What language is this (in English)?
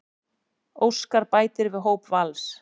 Icelandic